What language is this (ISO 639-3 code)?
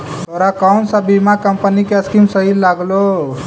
mag